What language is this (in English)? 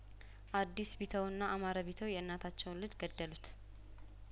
Amharic